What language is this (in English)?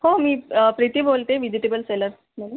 Marathi